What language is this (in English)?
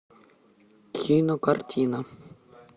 Russian